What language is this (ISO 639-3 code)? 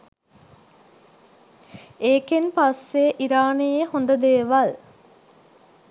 sin